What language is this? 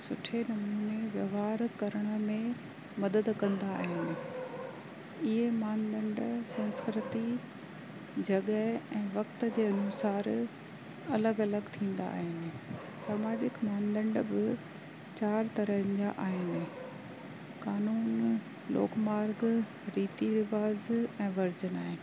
Sindhi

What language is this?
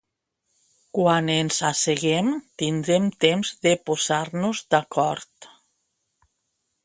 Catalan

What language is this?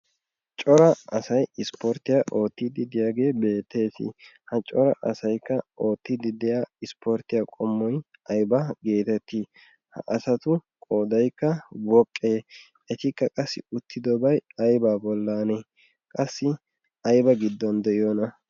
Wolaytta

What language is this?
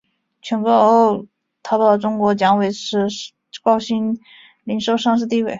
Chinese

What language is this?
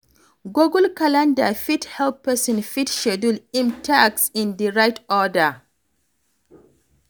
Nigerian Pidgin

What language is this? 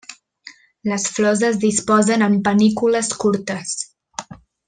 Catalan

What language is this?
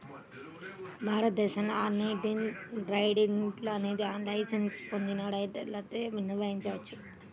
Telugu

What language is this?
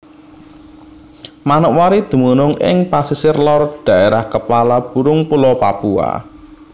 Javanese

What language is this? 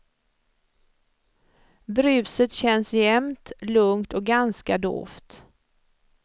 Swedish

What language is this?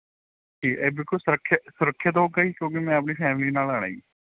Punjabi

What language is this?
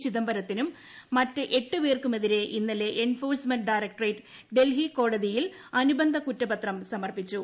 Malayalam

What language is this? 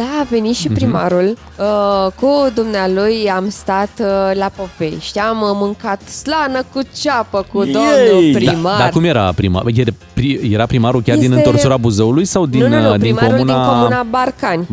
Romanian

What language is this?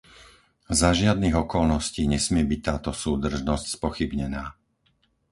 Slovak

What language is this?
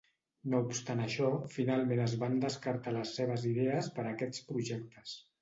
Catalan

